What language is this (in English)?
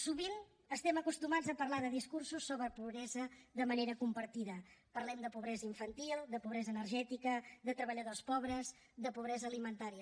Catalan